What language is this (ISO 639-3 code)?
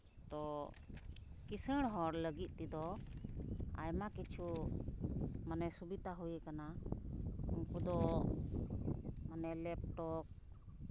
sat